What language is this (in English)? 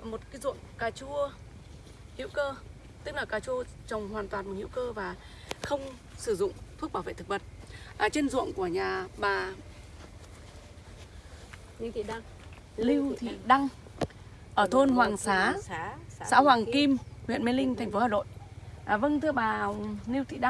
Vietnamese